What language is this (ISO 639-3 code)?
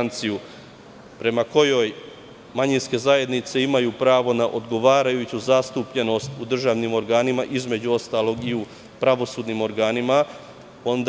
srp